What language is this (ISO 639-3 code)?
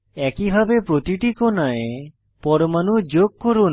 ben